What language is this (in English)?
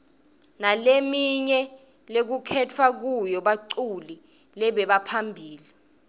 Swati